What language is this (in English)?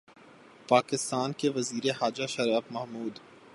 Urdu